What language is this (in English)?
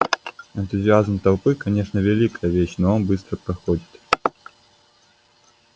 Russian